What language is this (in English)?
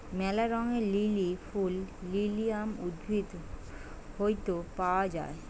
Bangla